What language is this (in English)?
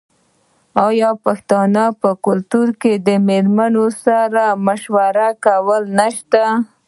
Pashto